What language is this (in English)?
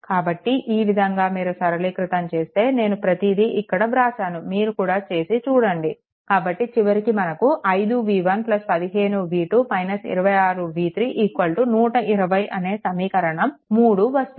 Telugu